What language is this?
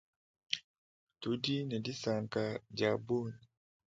Luba-Lulua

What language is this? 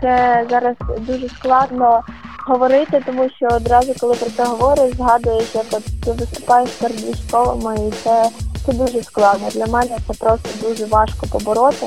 Ukrainian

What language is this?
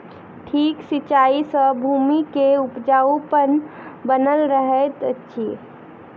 Maithili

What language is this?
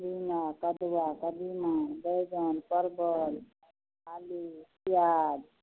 Maithili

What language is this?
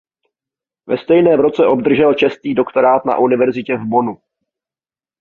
Czech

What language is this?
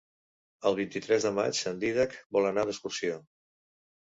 Catalan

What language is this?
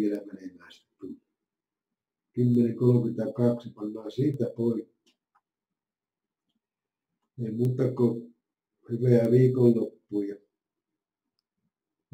Finnish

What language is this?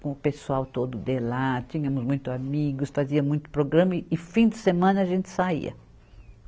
Portuguese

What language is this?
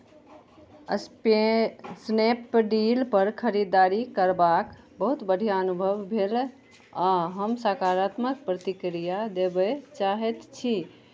Maithili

